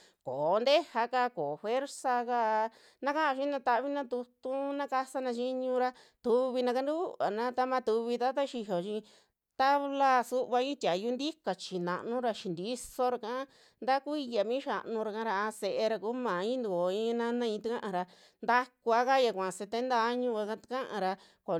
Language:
Western Juxtlahuaca Mixtec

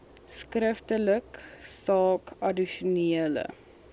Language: Afrikaans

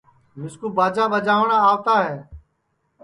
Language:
Sansi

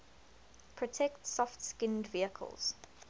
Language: English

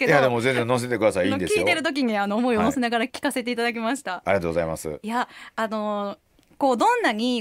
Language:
Japanese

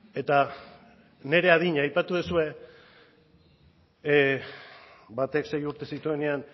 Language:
Basque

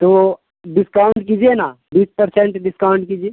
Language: Urdu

